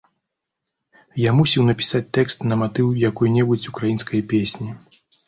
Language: Belarusian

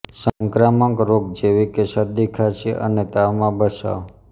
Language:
Gujarati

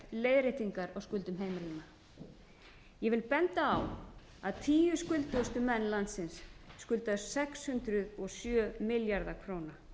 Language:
Icelandic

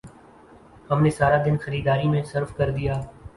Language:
Urdu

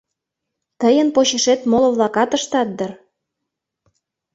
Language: Mari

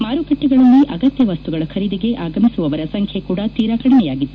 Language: Kannada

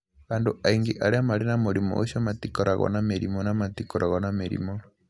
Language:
Kikuyu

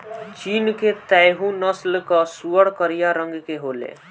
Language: Bhojpuri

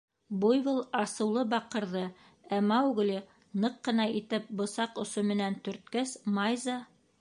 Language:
Bashkir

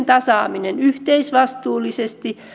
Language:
Finnish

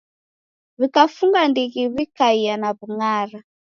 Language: Taita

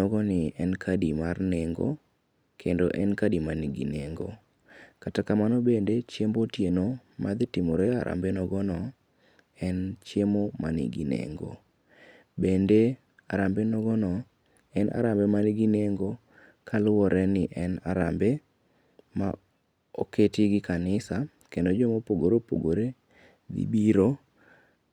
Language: Luo (Kenya and Tanzania)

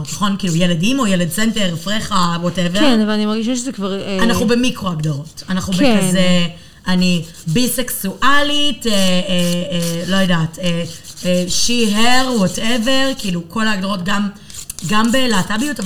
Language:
Hebrew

